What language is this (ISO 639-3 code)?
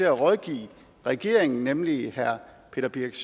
dan